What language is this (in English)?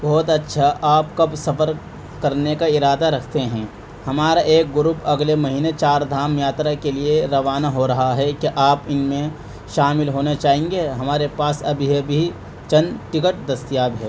Urdu